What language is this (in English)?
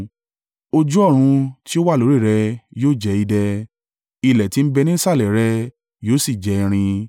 Yoruba